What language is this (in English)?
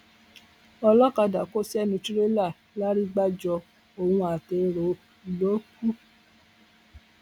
Yoruba